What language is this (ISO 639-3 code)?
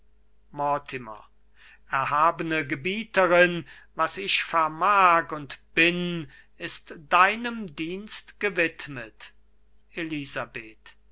deu